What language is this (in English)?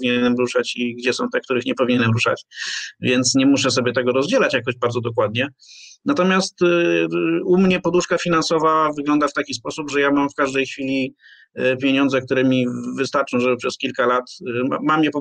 Polish